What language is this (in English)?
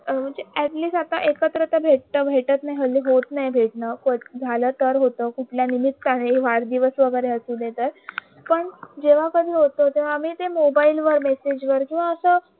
Marathi